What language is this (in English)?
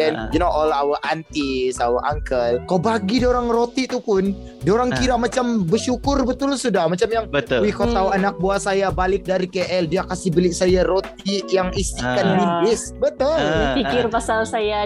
Malay